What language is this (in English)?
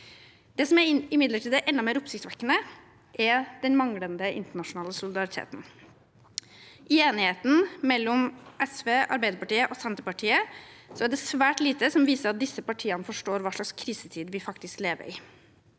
Norwegian